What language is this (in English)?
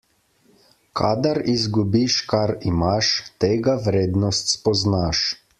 Slovenian